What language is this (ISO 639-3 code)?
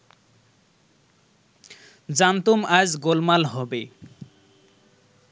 ben